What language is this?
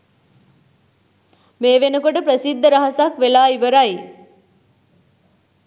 Sinhala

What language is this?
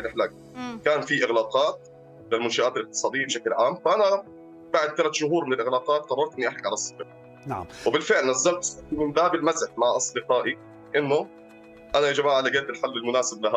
Arabic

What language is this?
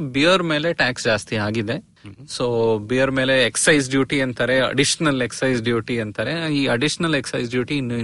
Kannada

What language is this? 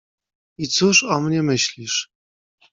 Polish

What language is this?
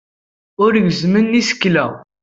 Kabyle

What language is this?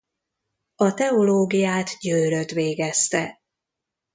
Hungarian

